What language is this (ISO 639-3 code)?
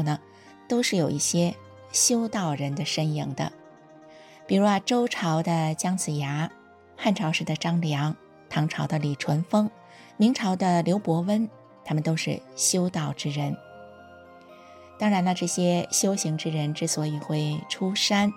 zho